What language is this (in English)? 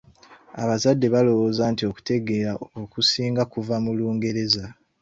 Ganda